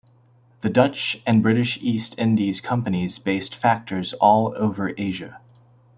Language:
English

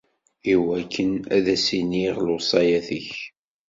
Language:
Kabyle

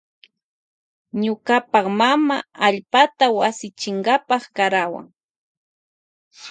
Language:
Loja Highland Quichua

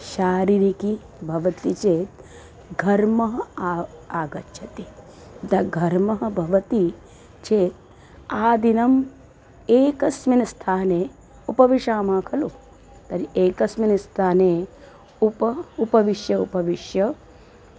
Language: Sanskrit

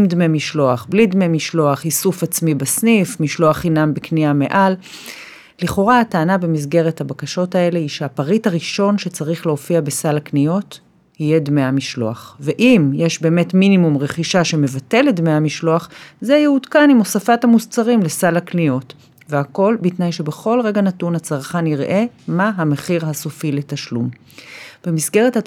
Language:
Hebrew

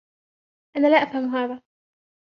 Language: Arabic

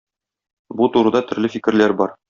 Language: Tatar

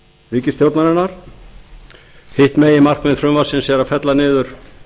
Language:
Icelandic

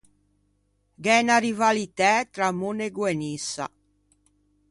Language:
Ligurian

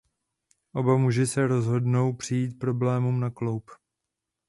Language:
Czech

